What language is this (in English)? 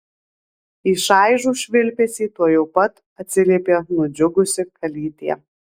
Lithuanian